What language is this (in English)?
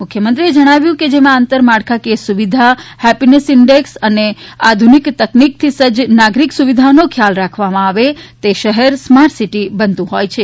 Gujarati